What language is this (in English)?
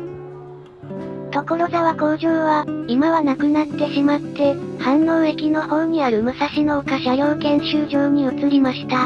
Japanese